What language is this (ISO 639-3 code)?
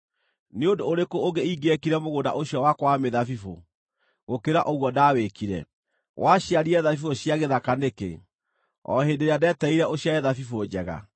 kik